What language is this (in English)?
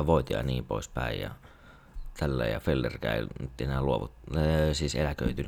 Finnish